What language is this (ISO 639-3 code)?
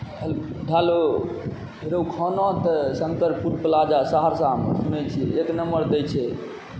mai